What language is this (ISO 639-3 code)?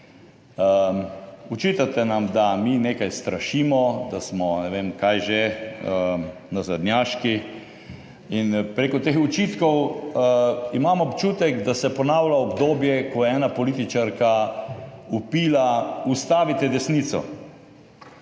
slv